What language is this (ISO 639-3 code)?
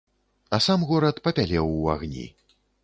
bel